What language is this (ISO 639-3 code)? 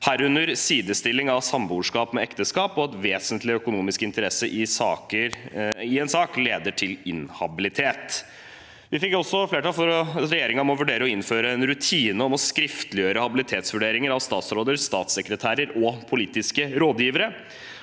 nor